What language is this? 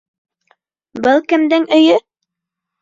Bashkir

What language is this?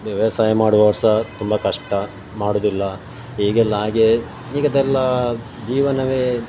Kannada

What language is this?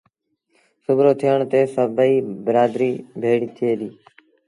Sindhi Bhil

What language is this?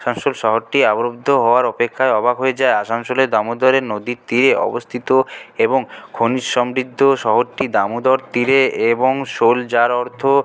Bangla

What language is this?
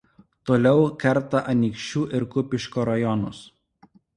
Lithuanian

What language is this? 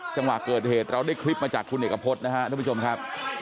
Thai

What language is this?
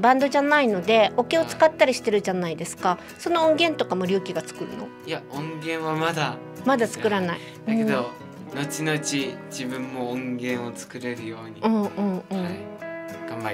Japanese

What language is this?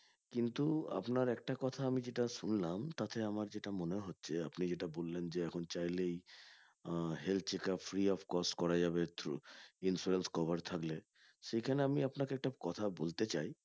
Bangla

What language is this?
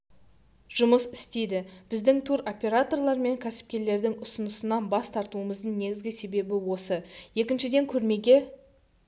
Kazakh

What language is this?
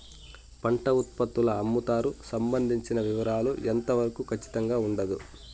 Telugu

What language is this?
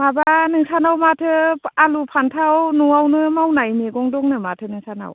Bodo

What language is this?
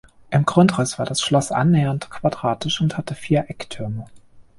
German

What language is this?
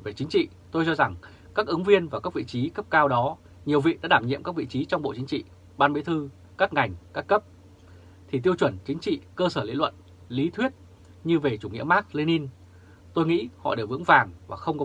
Vietnamese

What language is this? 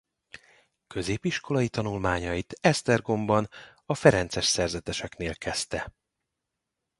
Hungarian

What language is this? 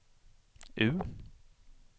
Swedish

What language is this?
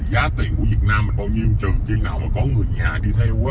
Vietnamese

